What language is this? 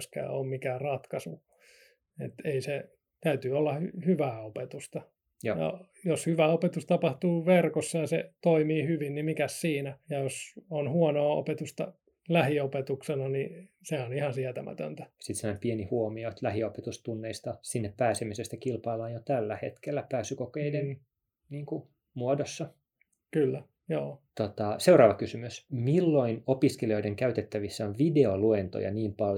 Finnish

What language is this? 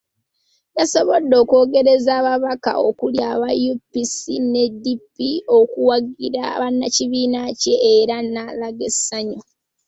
Ganda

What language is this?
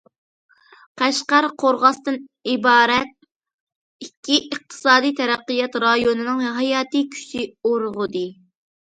Uyghur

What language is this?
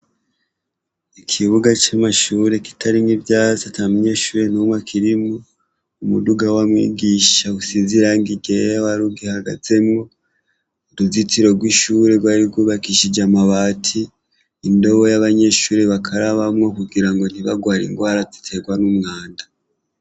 Rundi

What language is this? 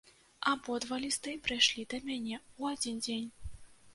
Belarusian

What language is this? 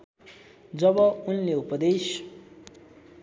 Nepali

